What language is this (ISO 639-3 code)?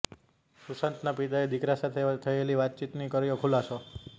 guj